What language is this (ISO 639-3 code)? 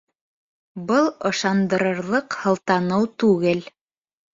bak